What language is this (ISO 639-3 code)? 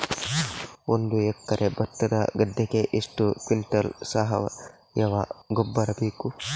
kan